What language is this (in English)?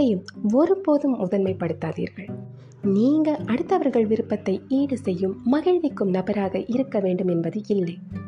Tamil